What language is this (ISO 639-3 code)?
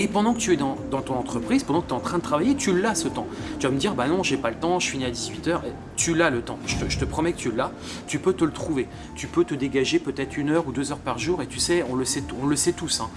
fra